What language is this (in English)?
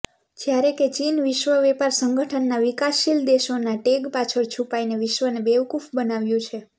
Gujarati